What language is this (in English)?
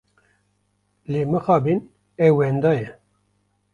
Kurdish